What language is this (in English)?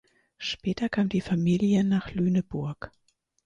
German